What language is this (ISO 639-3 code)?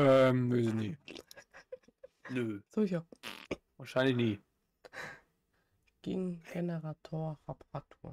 deu